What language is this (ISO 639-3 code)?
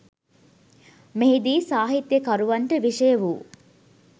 sin